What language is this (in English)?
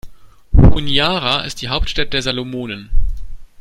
German